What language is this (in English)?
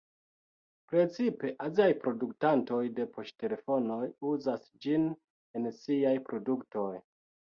Esperanto